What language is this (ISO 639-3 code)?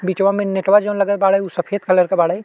bho